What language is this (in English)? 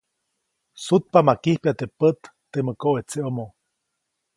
Copainalá Zoque